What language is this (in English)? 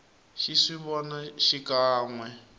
Tsonga